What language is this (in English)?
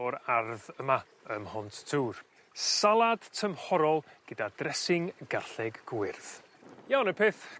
Welsh